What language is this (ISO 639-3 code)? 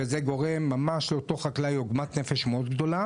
heb